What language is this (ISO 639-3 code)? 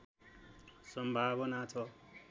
nep